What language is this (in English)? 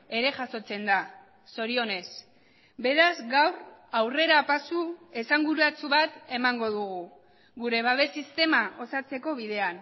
Basque